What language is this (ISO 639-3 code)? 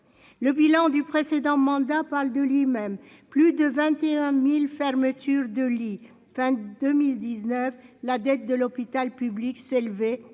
fra